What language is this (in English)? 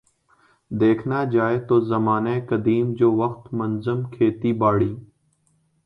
Urdu